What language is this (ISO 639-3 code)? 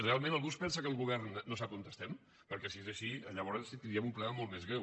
cat